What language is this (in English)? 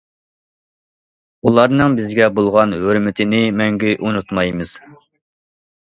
Uyghur